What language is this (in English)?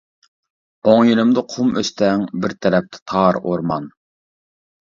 Uyghur